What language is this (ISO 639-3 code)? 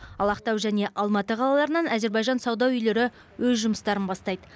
kaz